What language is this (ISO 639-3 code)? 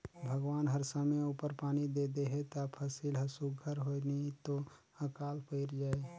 hne